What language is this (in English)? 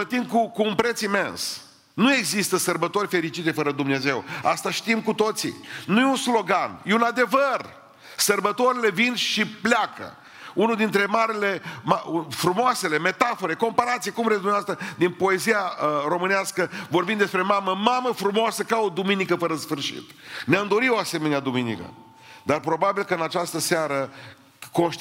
Romanian